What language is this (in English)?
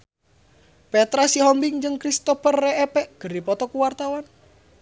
Sundanese